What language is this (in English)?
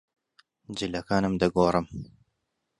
Central Kurdish